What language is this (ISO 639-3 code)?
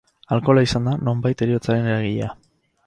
eus